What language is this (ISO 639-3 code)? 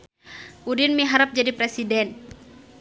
sun